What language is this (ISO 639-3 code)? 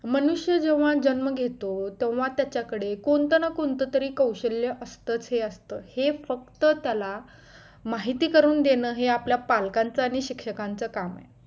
mar